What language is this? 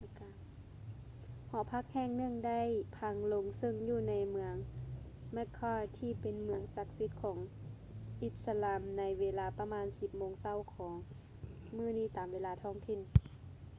Lao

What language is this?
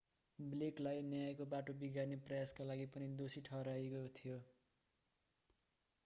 Nepali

